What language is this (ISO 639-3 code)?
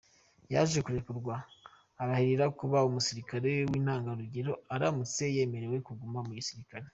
kin